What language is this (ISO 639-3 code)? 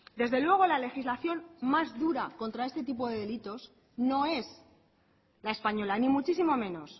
spa